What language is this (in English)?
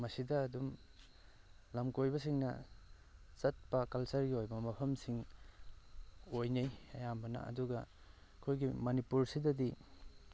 Manipuri